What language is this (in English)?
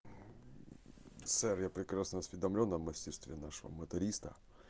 Russian